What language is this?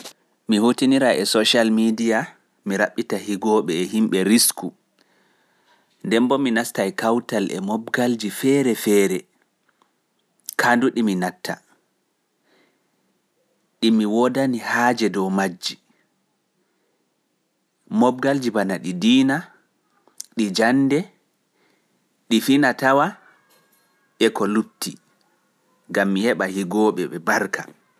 Fula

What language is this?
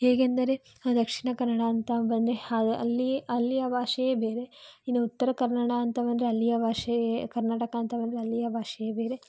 Kannada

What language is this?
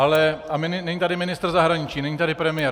Czech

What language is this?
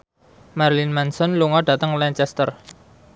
Javanese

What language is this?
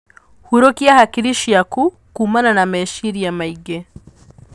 Kikuyu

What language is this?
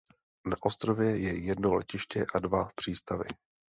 Czech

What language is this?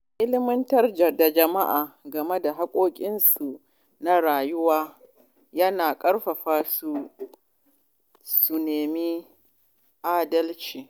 Hausa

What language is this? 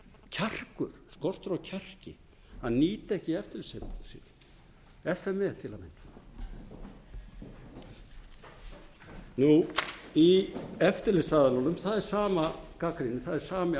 Icelandic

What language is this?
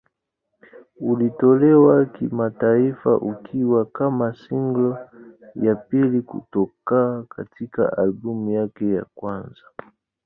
Swahili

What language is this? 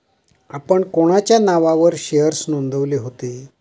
Marathi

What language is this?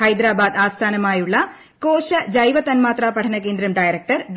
Malayalam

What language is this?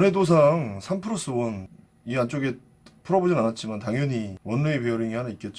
Korean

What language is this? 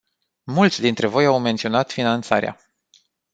Romanian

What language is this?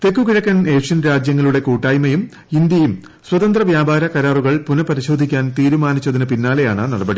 Malayalam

